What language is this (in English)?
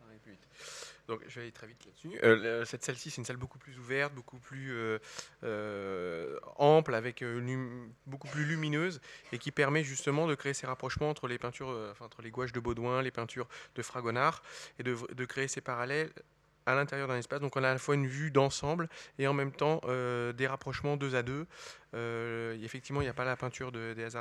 French